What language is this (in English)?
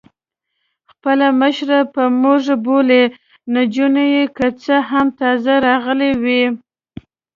Pashto